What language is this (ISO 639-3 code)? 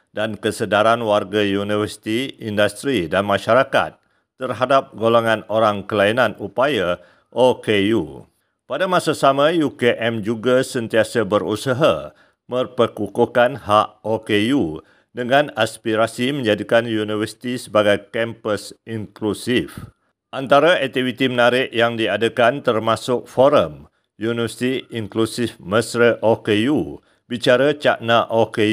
msa